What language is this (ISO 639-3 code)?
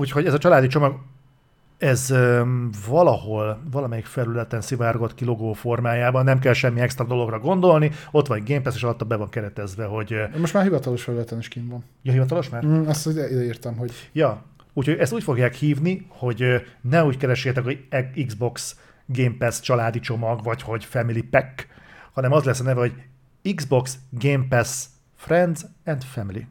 hun